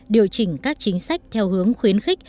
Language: Vietnamese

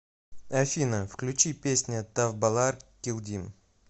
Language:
Russian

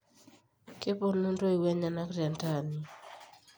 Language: Masai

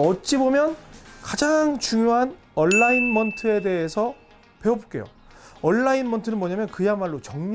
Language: Korean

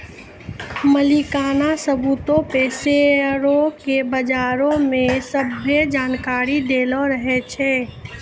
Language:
Maithili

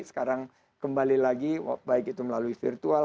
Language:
Indonesian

